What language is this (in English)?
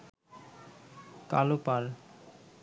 Bangla